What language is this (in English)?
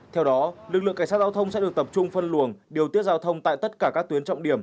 Vietnamese